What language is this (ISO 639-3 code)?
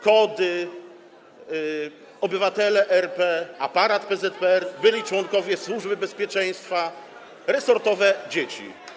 pol